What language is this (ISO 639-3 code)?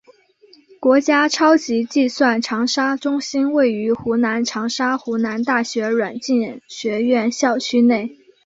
zho